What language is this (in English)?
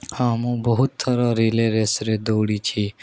Odia